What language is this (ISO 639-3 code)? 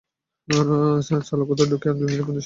ben